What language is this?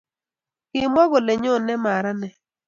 Kalenjin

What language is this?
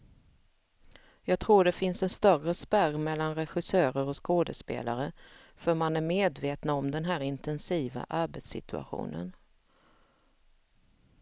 Swedish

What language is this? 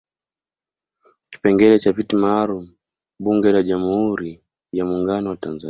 Swahili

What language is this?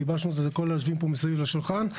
Hebrew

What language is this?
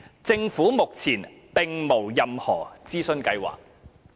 Cantonese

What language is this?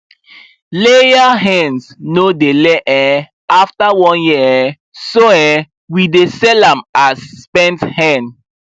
Nigerian Pidgin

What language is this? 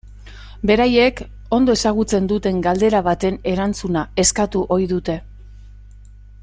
Basque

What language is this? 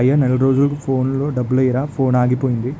Telugu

